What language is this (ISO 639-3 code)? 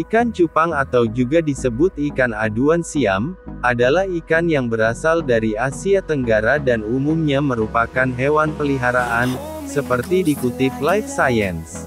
ind